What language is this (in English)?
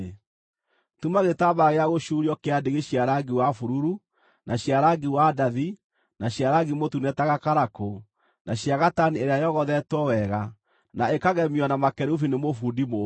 Kikuyu